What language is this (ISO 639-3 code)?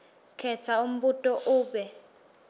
ssw